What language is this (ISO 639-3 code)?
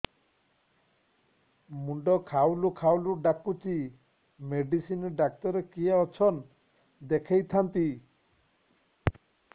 ori